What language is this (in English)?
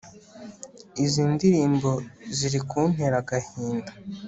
Kinyarwanda